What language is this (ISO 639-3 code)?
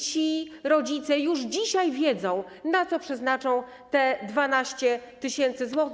pol